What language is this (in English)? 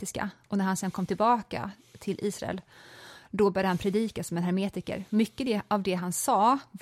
Swedish